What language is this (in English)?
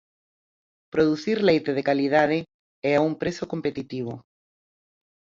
Galician